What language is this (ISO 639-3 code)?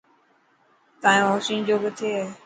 mki